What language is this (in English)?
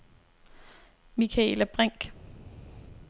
Danish